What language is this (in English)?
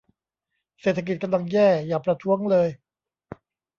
Thai